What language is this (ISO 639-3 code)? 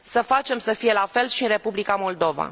ron